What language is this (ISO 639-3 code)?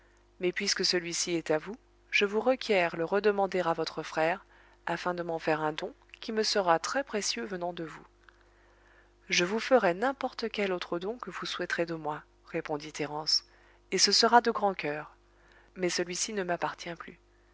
fra